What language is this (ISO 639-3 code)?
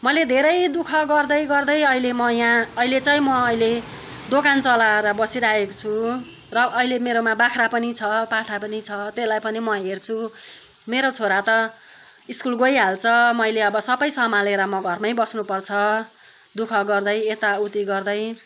nep